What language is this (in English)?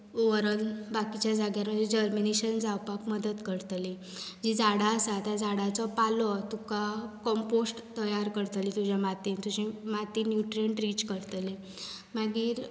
Konkani